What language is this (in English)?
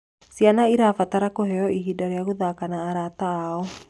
Kikuyu